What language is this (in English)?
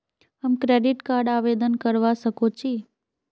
Magahi